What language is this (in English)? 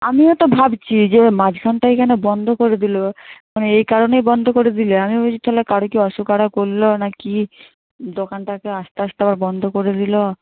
Bangla